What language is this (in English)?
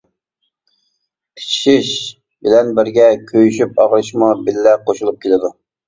Uyghur